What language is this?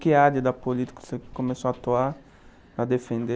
Portuguese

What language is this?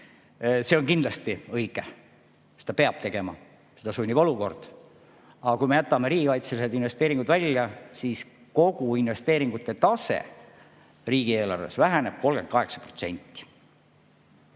Estonian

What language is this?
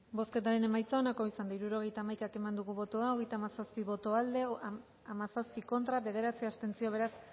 Basque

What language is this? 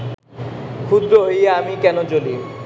Bangla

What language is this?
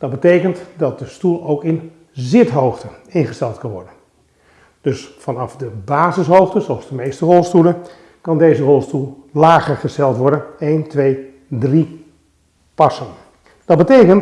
Dutch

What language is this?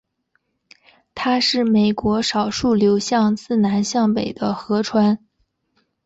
Chinese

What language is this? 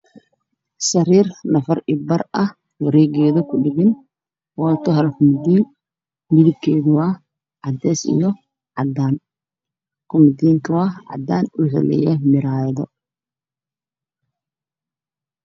Somali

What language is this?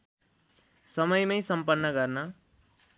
Nepali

